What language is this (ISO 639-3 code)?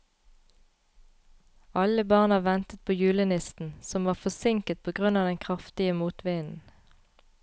nor